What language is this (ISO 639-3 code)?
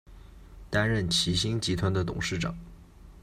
zho